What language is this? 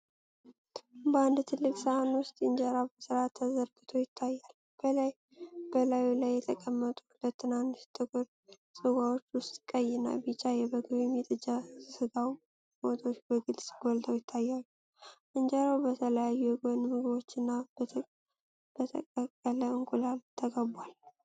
Amharic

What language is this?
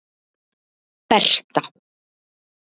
Icelandic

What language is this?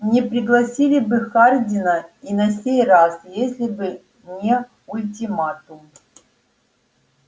Russian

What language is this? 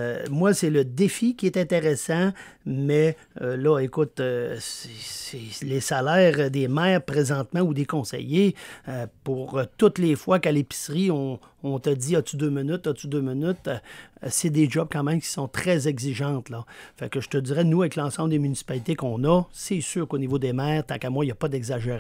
French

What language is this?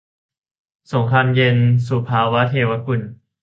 Thai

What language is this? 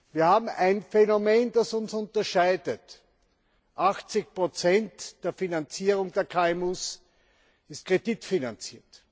German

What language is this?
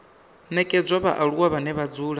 Venda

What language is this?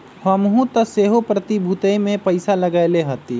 Magahi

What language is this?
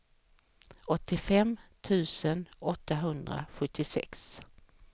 Swedish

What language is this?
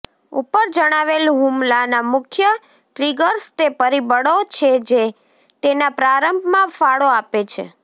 Gujarati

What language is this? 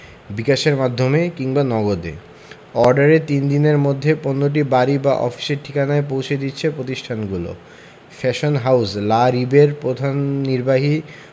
Bangla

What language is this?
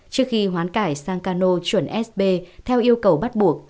Vietnamese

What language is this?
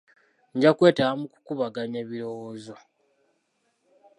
Ganda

